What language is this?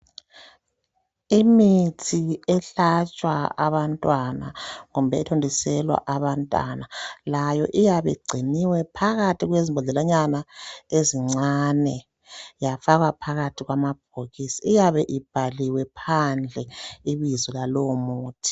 North Ndebele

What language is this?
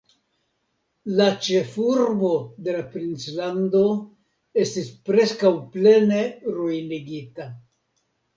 Esperanto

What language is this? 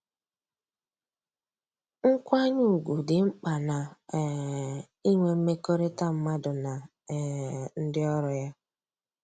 Igbo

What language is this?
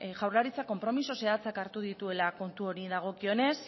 Basque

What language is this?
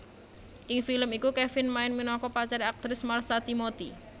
Javanese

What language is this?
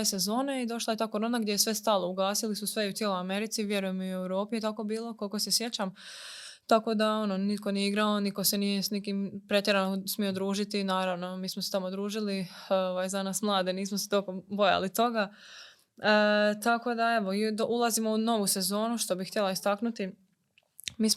Croatian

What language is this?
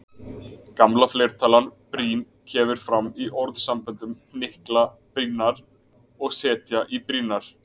Icelandic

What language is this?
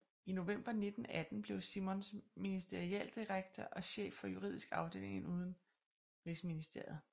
Danish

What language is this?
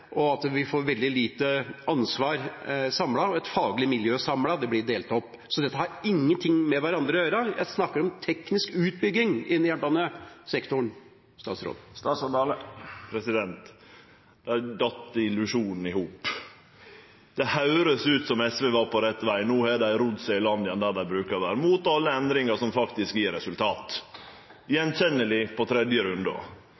Norwegian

